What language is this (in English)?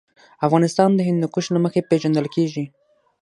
Pashto